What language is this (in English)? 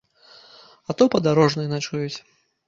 Belarusian